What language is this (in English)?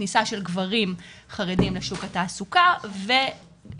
Hebrew